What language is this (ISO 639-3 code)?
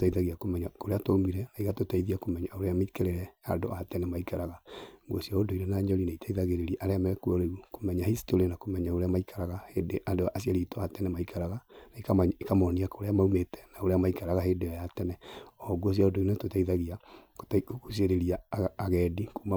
kik